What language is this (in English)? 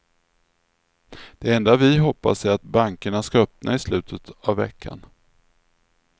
Swedish